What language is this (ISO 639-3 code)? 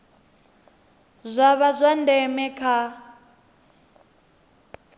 ven